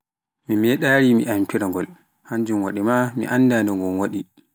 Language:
Pular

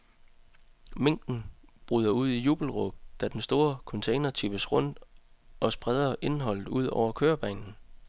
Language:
Danish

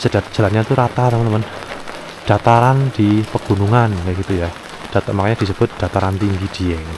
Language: Indonesian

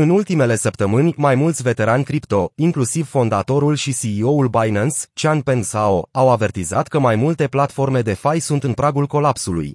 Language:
Romanian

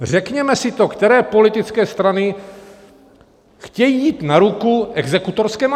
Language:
Czech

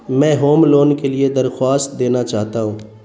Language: Urdu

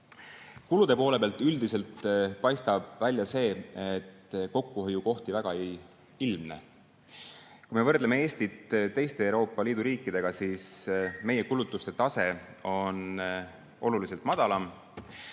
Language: Estonian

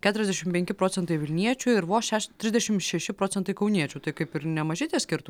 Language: Lithuanian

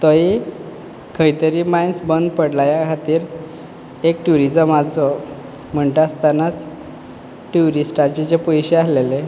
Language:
Konkani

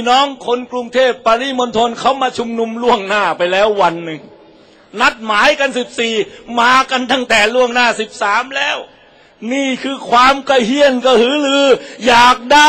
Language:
Thai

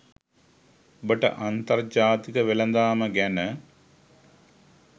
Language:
Sinhala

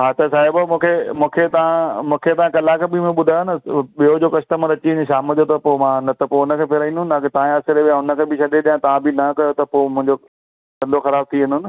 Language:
Sindhi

